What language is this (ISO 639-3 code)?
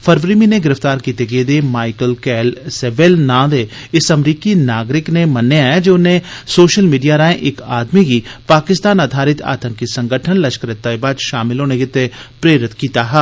doi